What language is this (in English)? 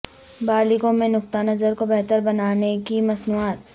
Urdu